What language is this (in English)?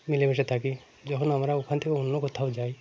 Bangla